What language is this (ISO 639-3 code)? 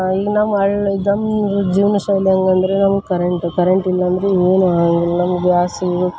kan